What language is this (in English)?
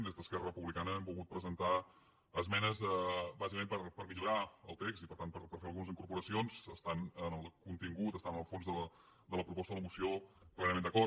Catalan